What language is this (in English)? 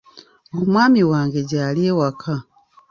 Ganda